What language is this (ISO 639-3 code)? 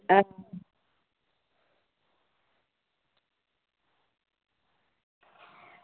doi